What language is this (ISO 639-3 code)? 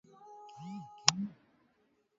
swa